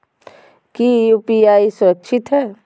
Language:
Magahi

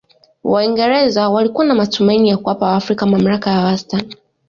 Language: Swahili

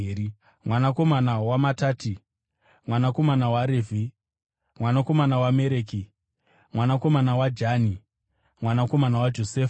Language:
Shona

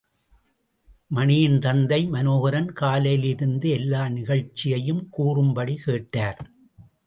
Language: Tamil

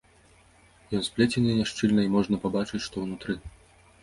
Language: Belarusian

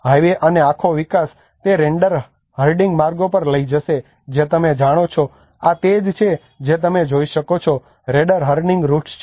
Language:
Gujarati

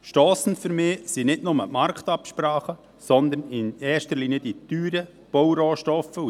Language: Swiss German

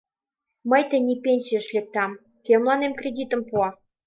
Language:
Mari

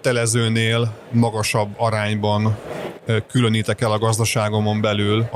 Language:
Hungarian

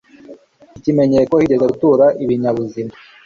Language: Kinyarwanda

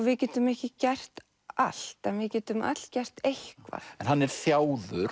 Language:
Icelandic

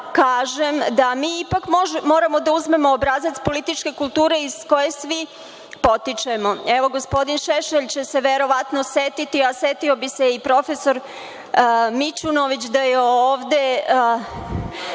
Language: Serbian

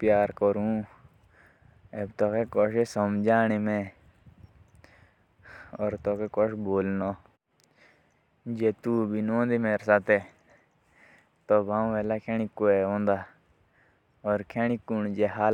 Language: Jaunsari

